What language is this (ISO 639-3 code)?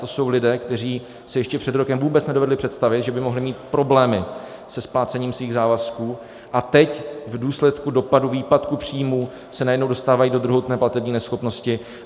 ces